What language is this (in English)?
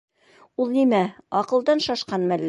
Bashkir